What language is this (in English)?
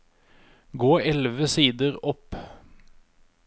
Norwegian